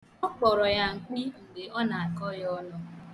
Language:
Igbo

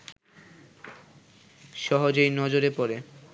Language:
Bangla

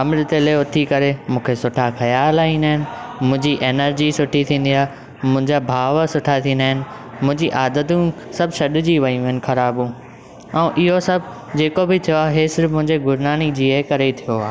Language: Sindhi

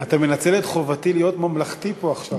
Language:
Hebrew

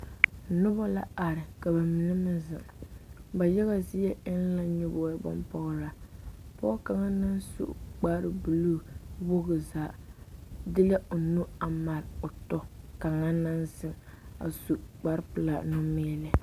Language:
Southern Dagaare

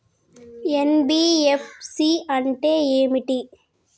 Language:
Telugu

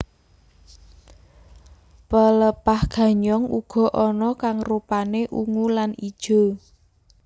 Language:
Javanese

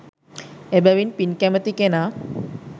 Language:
Sinhala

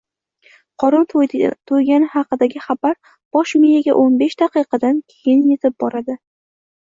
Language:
Uzbek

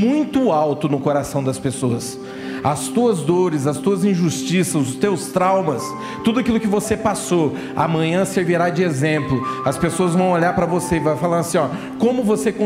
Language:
Portuguese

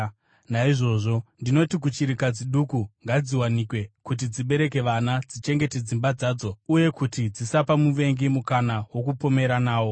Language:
Shona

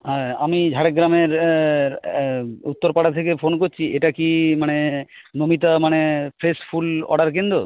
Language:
Bangla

